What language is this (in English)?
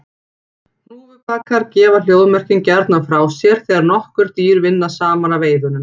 Icelandic